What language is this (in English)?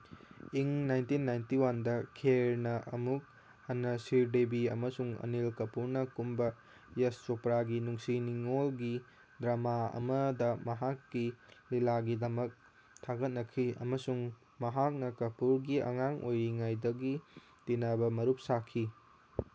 Manipuri